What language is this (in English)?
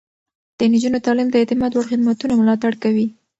Pashto